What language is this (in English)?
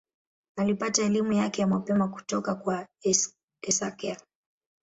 Swahili